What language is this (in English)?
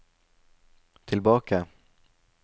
Norwegian